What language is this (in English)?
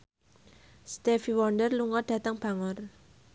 Javanese